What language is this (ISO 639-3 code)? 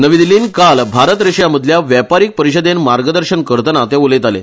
kok